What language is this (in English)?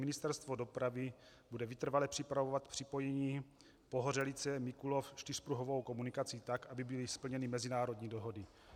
Czech